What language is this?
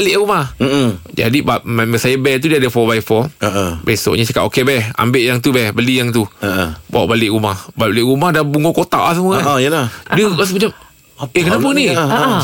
Malay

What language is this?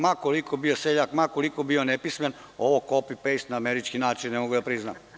Serbian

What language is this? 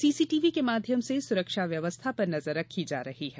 Hindi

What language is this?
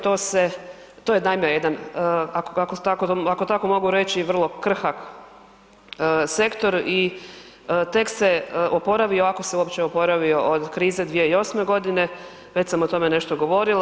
Croatian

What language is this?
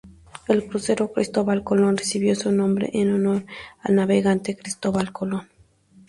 Spanish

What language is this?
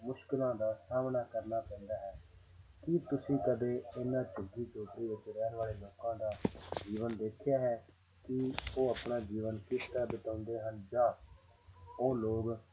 Punjabi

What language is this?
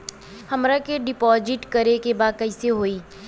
Bhojpuri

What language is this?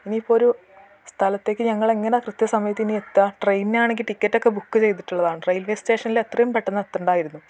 Malayalam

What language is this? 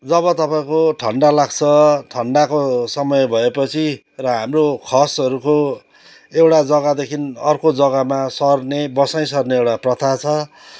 Nepali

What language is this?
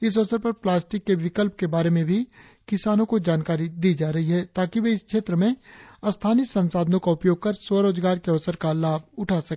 Hindi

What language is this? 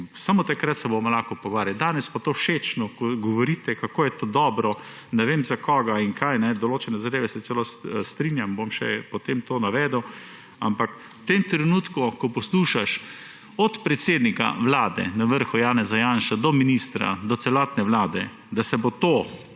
Slovenian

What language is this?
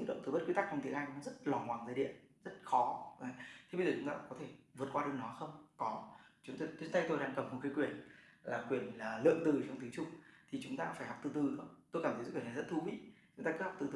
Vietnamese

